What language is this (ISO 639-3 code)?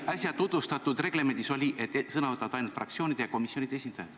est